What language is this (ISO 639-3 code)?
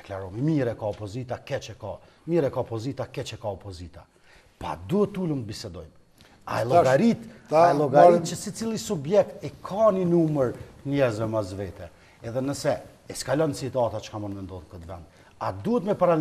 ron